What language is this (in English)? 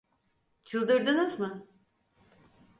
Turkish